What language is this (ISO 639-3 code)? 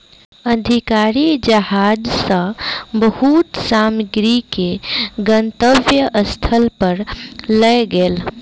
mai